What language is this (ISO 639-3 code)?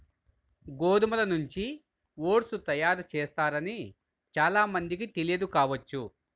tel